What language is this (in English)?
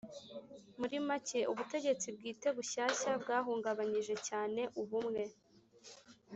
Kinyarwanda